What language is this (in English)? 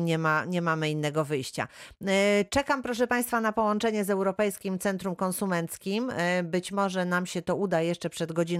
Polish